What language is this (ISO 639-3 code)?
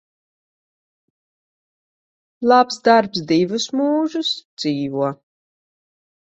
lav